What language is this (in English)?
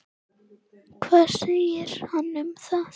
Icelandic